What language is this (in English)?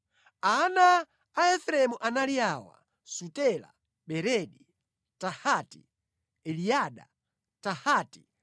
Nyanja